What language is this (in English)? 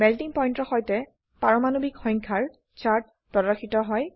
Assamese